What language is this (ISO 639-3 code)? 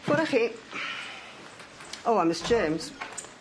cym